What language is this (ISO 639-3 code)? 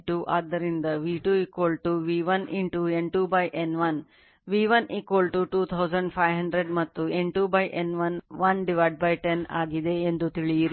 kan